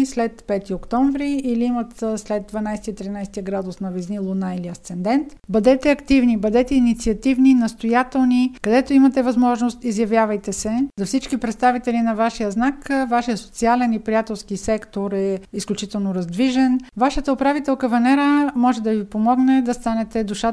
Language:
Bulgarian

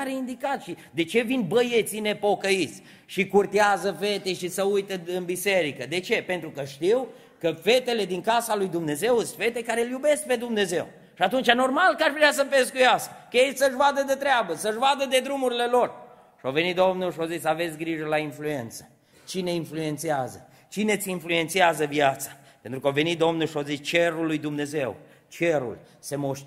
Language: Romanian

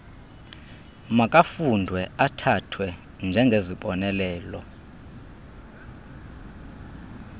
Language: Xhosa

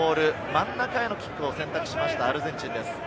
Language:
Japanese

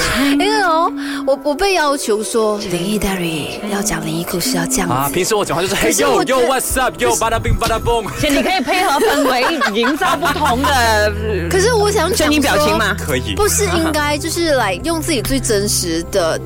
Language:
Chinese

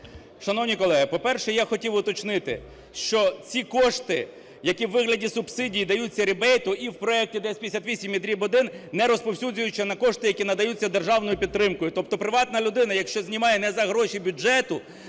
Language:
Ukrainian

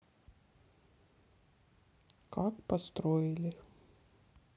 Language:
Russian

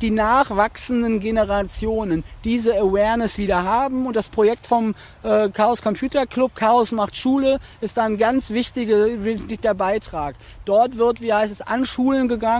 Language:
German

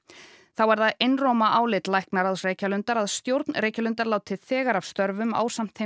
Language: Icelandic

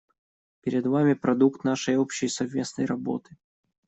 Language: Russian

